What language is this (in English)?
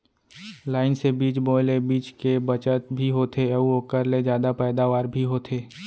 Chhattisgarhi